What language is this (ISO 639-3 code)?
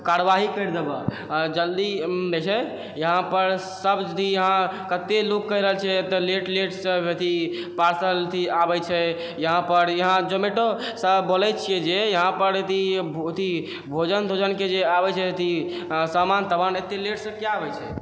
mai